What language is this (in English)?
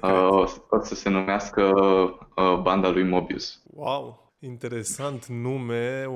Romanian